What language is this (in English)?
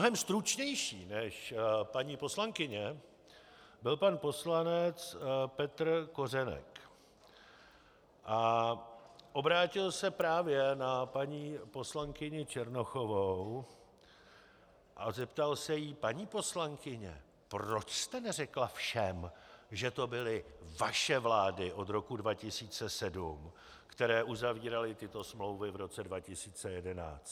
Czech